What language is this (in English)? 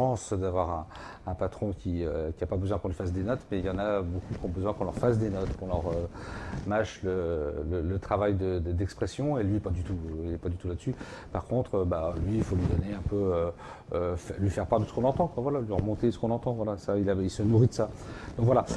French